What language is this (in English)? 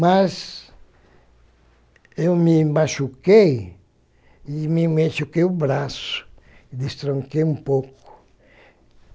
Portuguese